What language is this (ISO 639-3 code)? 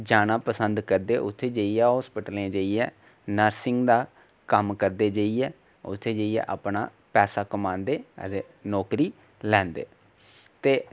doi